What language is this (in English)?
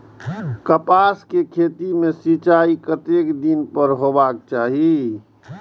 Maithili